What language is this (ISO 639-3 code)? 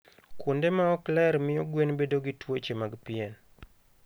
luo